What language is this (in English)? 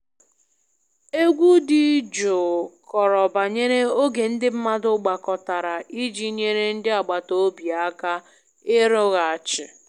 Igbo